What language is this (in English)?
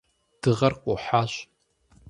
Kabardian